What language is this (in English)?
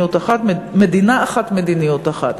Hebrew